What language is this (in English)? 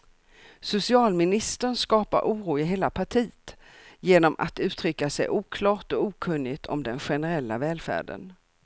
Swedish